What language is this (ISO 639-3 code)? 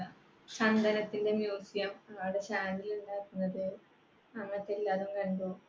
mal